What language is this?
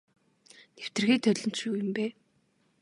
Mongolian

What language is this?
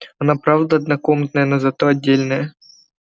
Russian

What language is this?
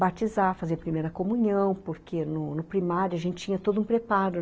Portuguese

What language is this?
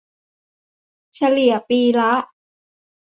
Thai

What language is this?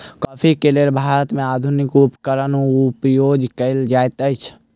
Maithili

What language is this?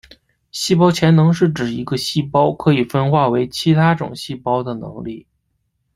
Chinese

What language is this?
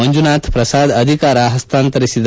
Kannada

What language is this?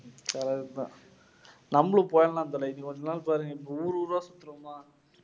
Tamil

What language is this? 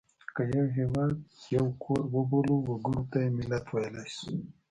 Pashto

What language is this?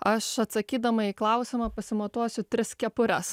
Lithuanian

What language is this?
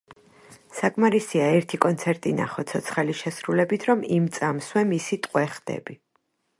Georgian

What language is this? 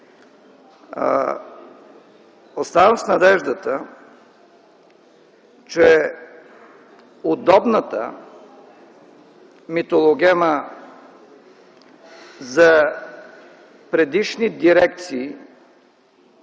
Bulgarian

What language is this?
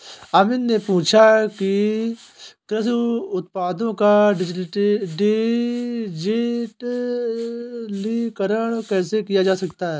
Hindi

